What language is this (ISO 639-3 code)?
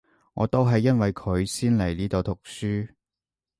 yue